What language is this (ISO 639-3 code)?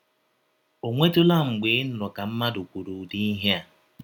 ibo